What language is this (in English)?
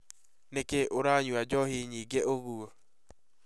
Kikuyu